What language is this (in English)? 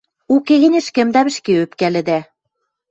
Western Mari